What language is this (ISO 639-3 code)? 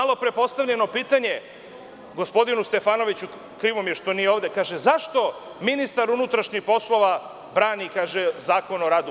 srp